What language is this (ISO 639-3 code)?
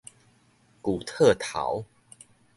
nan